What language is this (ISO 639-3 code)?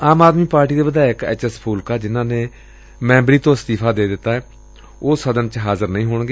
pan